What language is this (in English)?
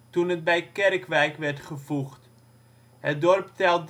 Dutch